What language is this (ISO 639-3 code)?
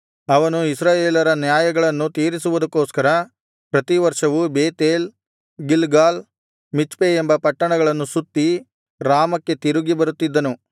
kan